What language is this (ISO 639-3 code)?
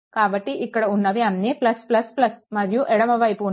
tel